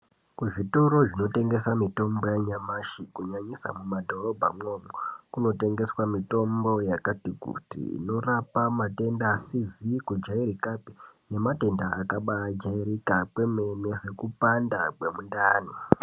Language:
Ndau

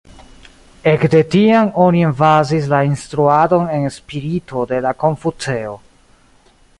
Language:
Esperanto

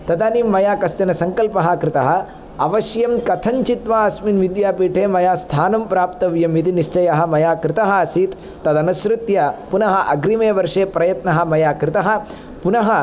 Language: Sanskrit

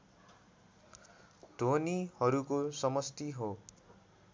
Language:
Nepali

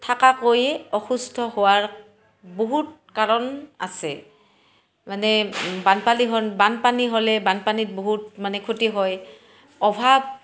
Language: Assamese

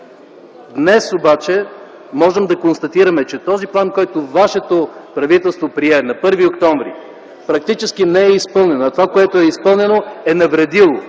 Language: Bulgarian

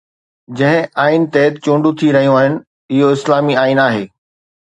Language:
Sindhi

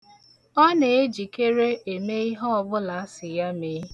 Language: Igbo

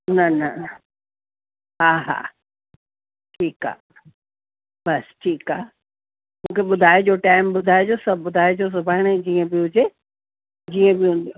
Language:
Sindhi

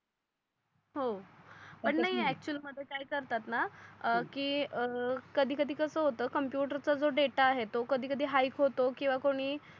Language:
Marathi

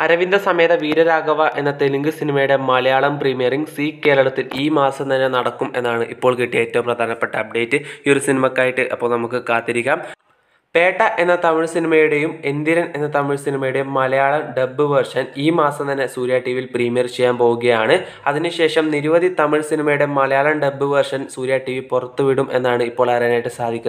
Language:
Turkish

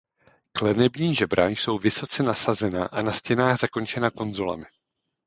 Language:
Czech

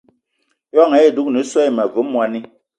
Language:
Eton (Cameroon)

